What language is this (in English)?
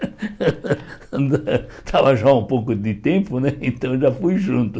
Portuguese